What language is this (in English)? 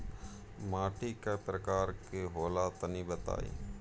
Bhojpuri